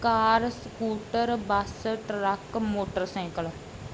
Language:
Punjabi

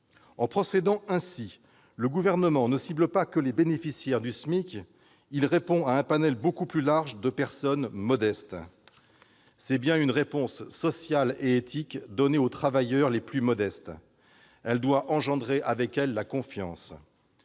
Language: French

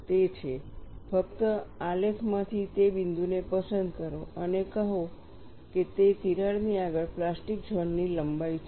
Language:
Gujarati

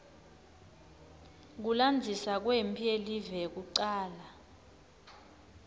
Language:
Swati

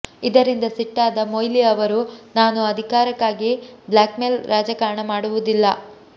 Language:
Kannada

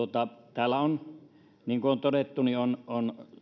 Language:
Finnish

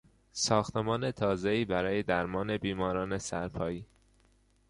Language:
Persian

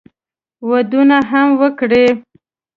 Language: Pashto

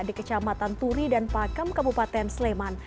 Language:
Indonesian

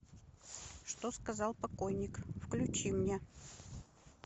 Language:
Russian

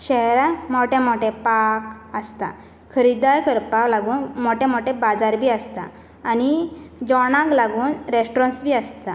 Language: Konkani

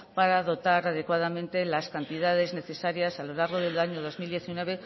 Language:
Spanish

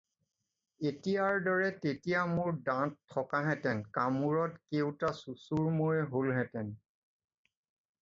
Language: Assamese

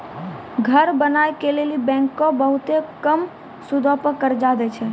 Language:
Maithili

